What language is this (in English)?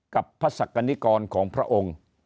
Thai